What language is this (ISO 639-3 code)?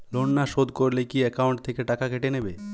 ben